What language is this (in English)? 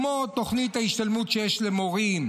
Hebrew